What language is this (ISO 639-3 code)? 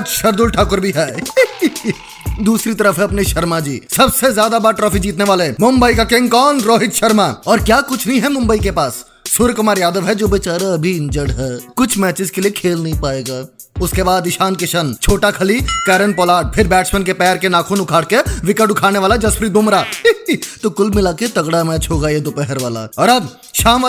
hin